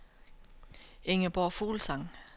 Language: Danish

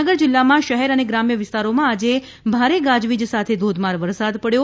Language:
Gujarati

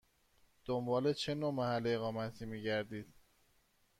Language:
Persian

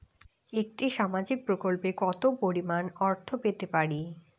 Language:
Bangla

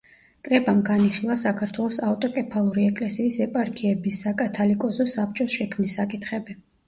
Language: Georgian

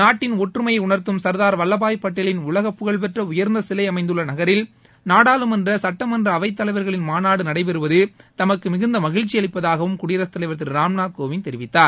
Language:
Tamil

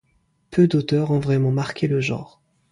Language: French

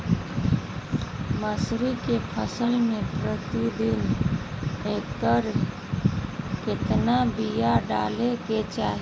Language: Magahi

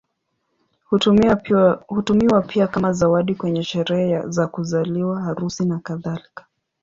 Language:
Swahili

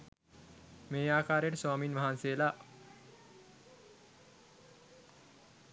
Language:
Sinhala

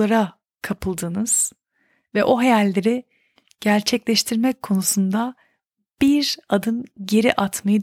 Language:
Turkish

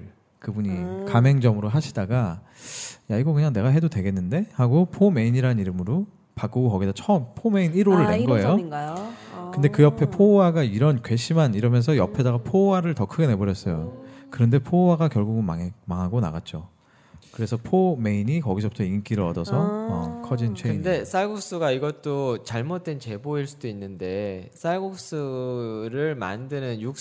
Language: Korean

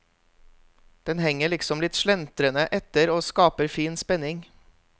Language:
Norwegian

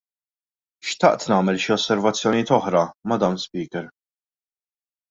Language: Maltese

